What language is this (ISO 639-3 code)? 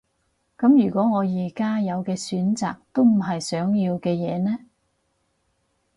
yue